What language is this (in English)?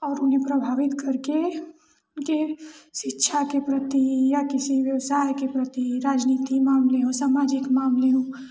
Hindi